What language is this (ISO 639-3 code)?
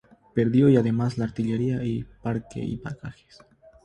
spa